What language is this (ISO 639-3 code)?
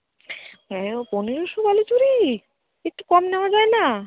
ben